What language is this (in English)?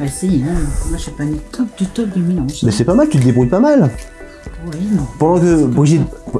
French